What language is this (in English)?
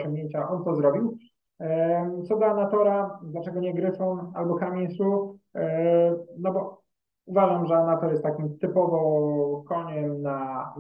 Polish